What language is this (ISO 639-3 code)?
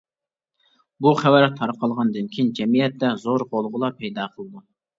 uig